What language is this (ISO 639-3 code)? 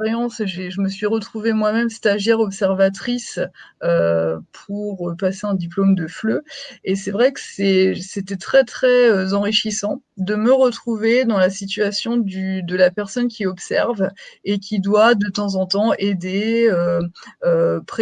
fra